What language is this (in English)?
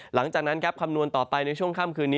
Thai